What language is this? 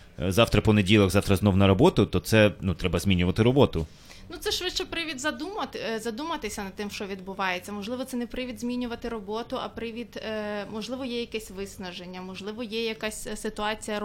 Ukrainian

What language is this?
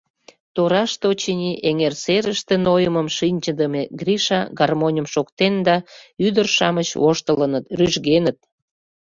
Mari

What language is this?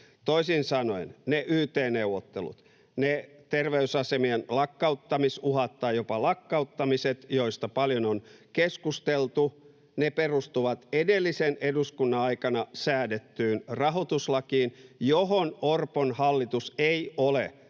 Finnish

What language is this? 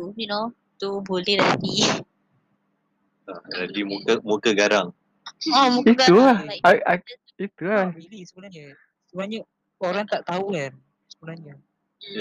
Malay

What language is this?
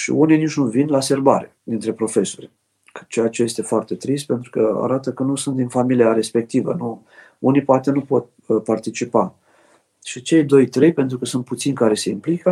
Romanian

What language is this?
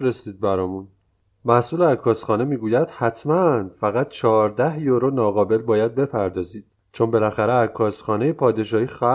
Persian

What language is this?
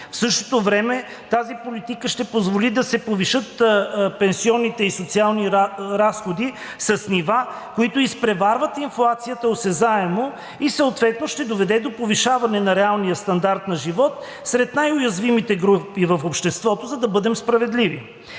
Bulgarian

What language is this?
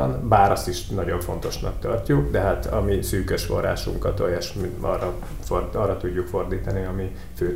Hungarian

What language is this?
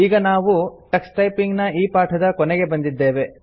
Kannada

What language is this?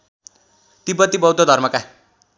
Nepali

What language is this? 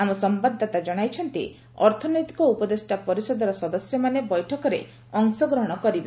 Odia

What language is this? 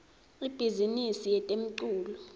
Swati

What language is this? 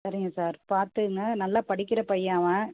Tamil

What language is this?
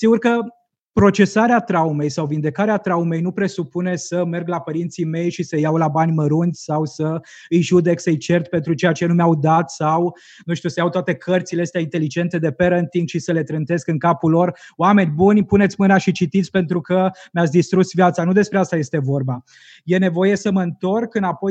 Romanian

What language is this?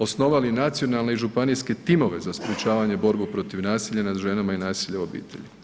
Croatian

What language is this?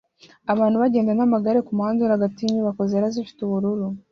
Kinyarwanda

